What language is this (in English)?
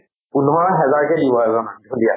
Assamese